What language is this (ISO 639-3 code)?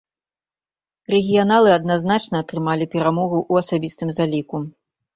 bel